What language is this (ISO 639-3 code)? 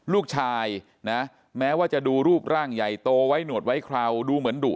tha